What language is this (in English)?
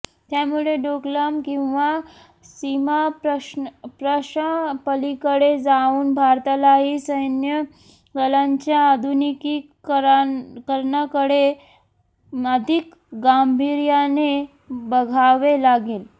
Marathi